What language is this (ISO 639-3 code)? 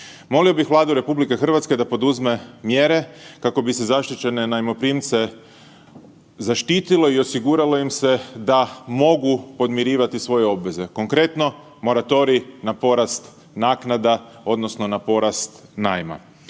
hrv